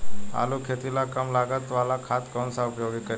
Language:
Bhojpuri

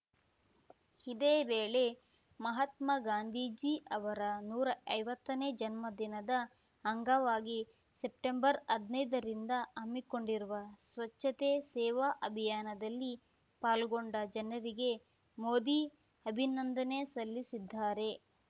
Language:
Kannada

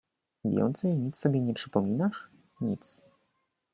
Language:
Polish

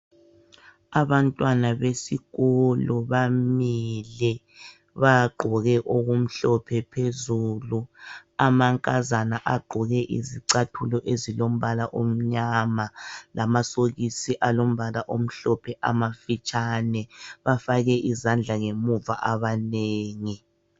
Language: North Ndebele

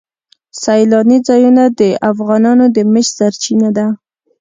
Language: Pashto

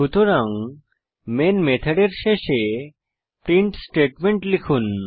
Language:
Bangla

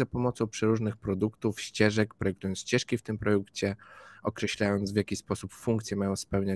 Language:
Polish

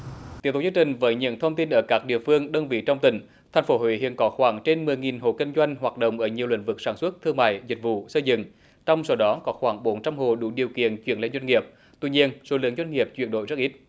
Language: Vietnamese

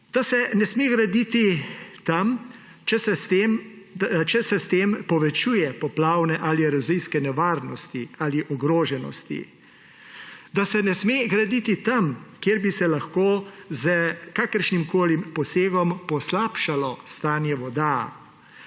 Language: Slovenian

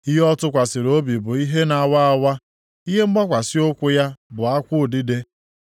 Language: Igbo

